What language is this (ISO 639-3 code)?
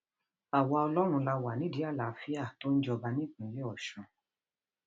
yor